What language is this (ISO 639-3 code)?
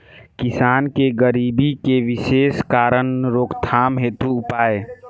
bho